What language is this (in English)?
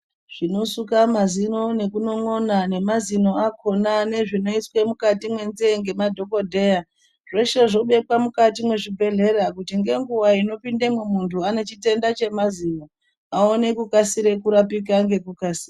Ndau